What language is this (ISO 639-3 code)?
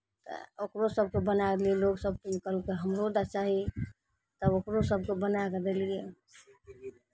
mai